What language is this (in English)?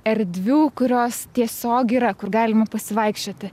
Lithuanian